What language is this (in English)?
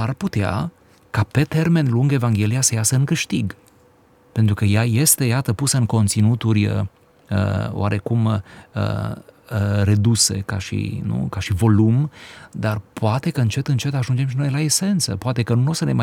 Romanian